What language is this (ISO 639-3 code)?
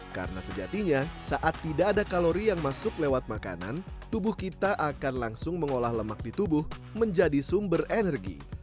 ind